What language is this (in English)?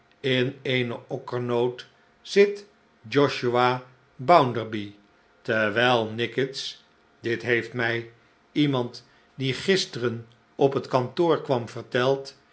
Dutch